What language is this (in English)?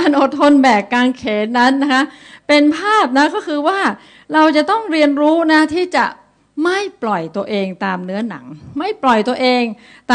Thai